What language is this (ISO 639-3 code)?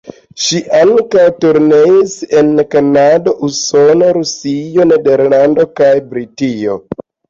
epo